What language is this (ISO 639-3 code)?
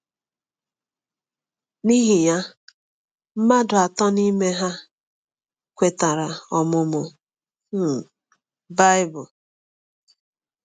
ibo